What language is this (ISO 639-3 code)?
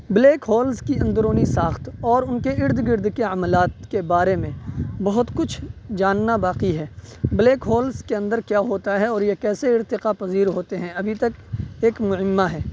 urd